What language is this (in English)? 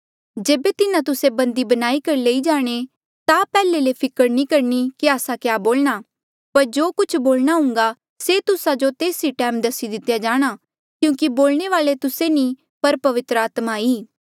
Mandeali